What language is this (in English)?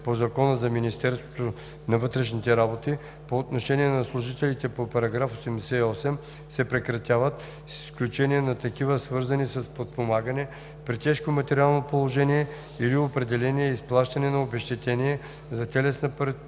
Bulgarian